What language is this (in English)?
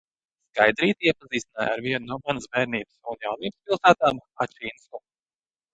Latvian